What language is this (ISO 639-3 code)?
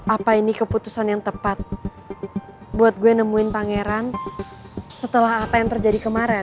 ind